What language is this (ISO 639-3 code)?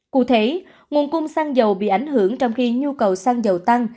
vie